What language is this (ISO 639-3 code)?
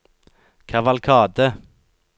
nor